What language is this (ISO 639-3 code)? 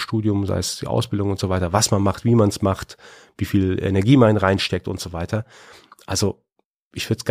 deu